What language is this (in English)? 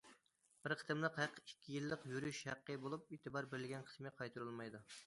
Uyghur